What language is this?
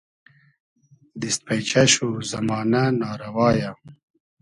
Hazaragi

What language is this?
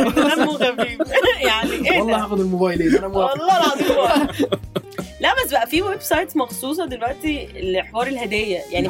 Arabic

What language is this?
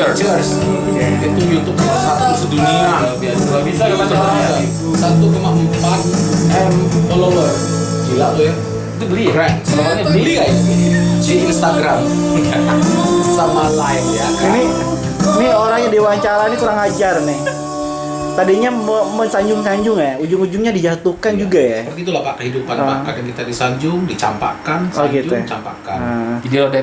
Indonesian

